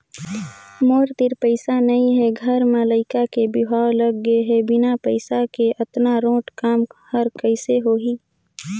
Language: Chhattisgarhi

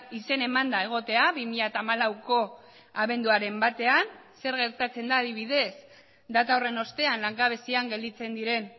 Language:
Basque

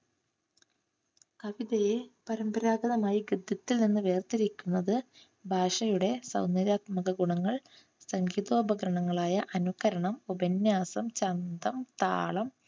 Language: Malayalam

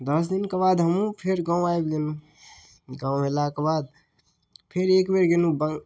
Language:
Maithili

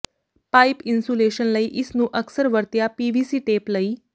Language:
Punjabi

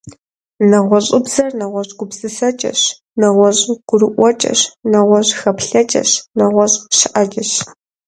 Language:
Kabardian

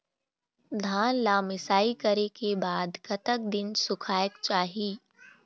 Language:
Chhattisgarhi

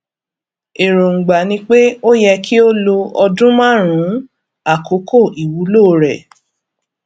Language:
Yoruba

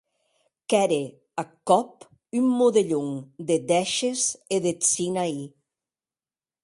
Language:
Occitan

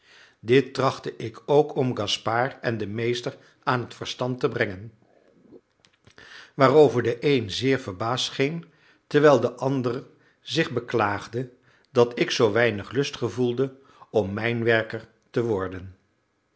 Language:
Dutch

